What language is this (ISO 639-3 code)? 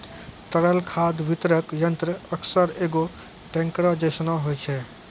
mai